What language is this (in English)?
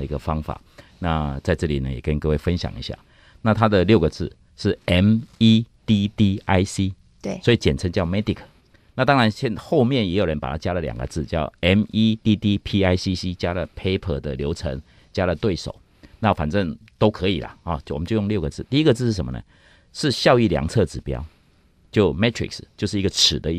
Chinese